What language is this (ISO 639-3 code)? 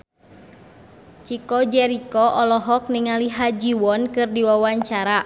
sun